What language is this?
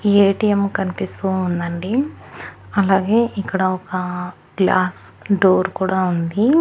Telugu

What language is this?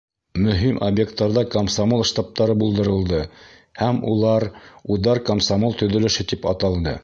Bashkir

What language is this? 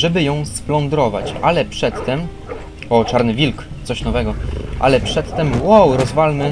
Polish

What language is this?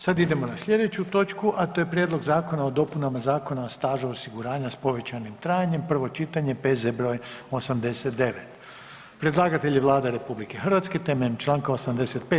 Croatian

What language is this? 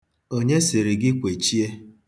Igbo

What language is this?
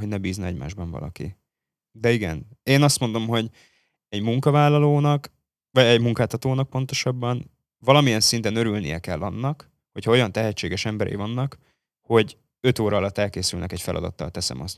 Hungarian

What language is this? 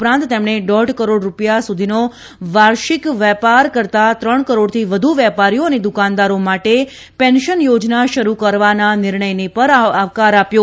Gujarati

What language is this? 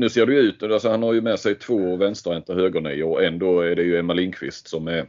Swedish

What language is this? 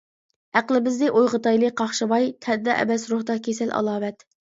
Uyghur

